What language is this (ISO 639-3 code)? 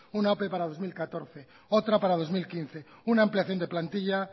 spa